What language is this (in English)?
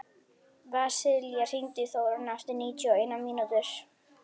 Icelandic